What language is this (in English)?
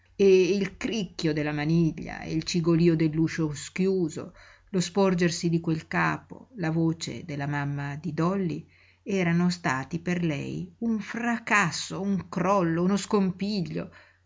Italian